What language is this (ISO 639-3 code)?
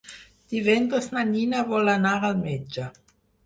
cat